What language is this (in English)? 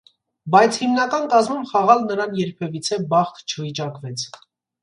Armenian